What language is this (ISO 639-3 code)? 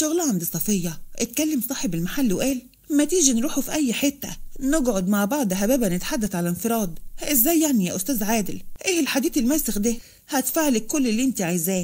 ara